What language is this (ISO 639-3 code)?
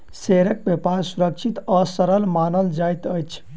mai